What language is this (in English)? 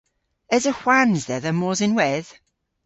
Cornish